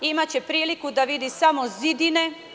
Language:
Serbian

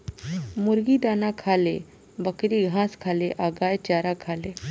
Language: Bhojpuri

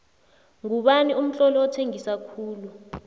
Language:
South Ndebele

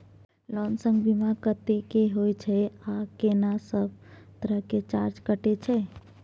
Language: Maithili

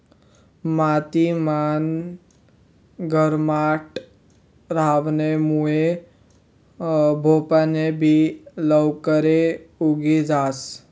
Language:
Marathi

